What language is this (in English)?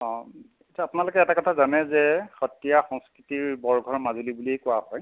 Assamese